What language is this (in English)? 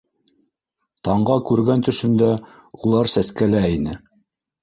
Bashkir